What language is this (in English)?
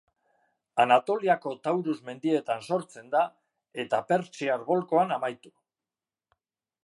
Basque